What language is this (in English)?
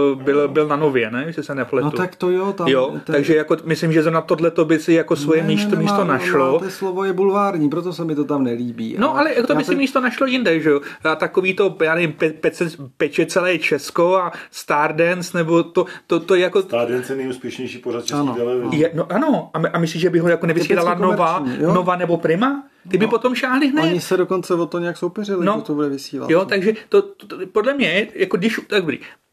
Czech